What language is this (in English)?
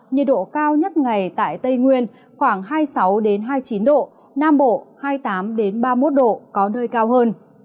Vietnamese